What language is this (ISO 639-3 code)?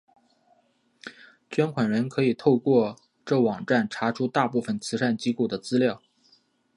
zho